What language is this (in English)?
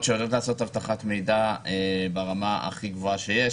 Hebrew